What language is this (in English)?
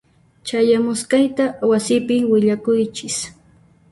Puno Quechua